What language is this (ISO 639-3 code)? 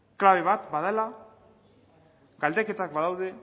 eus